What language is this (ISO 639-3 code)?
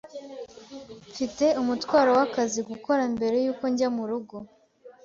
kin